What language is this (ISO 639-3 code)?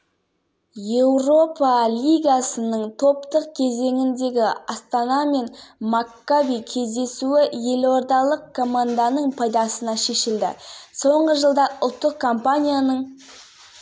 kaz